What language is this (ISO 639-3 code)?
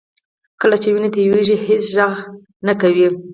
pus